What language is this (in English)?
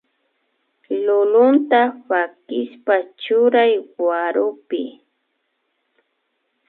Imbabura Highland Quichua